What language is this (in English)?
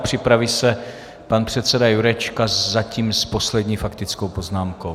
Czech